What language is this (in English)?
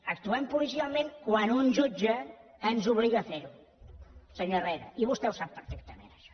Catalan